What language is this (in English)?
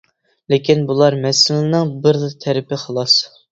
Uyghur